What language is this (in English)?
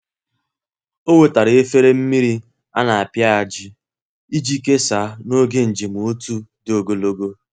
Igbo